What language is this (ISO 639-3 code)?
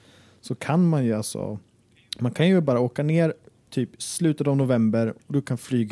swe